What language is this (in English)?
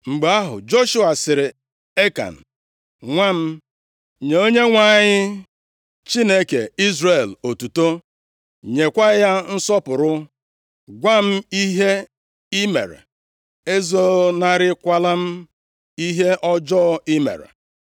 Igbo